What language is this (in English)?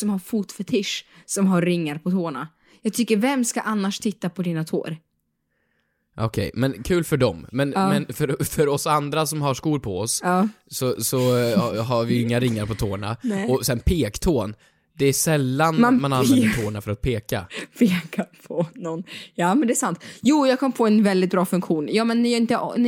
Swedish